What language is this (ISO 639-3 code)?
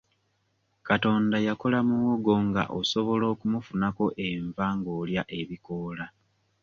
lug